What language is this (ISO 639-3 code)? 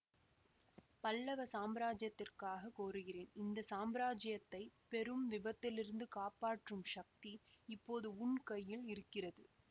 tam